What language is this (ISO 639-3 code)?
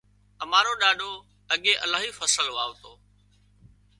kxp